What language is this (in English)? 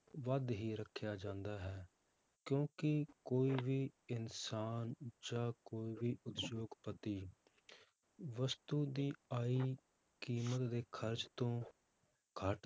Punjabi